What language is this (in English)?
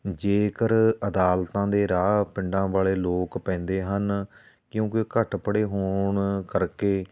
Punjabi